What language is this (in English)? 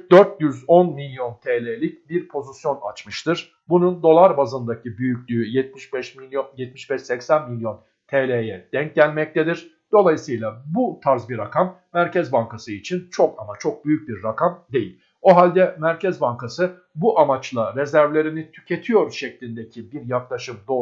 Turkish